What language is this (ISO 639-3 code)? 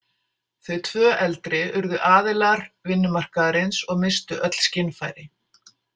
isl